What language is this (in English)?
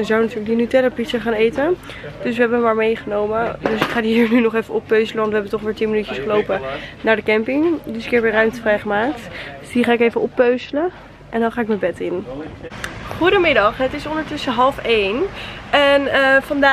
Dutch